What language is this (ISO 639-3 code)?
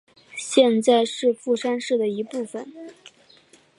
zho